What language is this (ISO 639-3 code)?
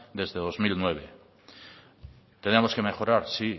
spa